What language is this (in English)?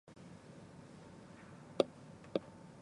Japanese